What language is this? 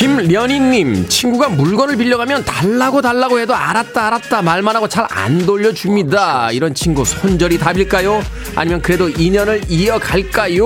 Korean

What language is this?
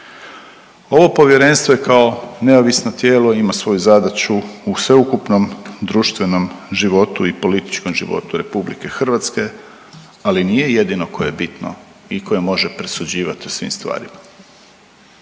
Croatian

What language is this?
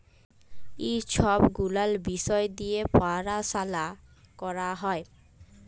Bangla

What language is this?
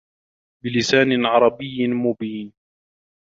Arabic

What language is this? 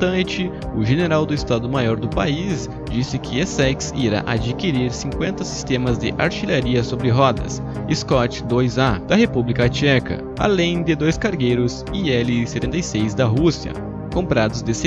Portuguese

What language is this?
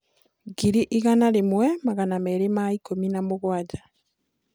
Kikuyu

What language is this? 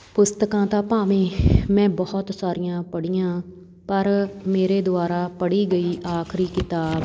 Punjabi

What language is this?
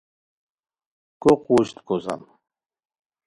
Khowar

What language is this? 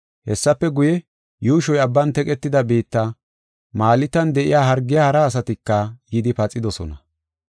Gofa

